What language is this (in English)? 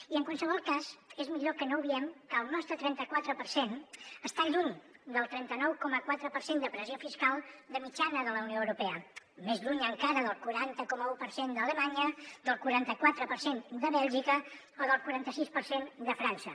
Catalan